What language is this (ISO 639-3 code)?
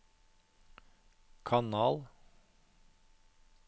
nor